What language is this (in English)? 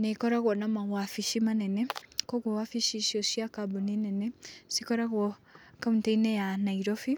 Kikuyu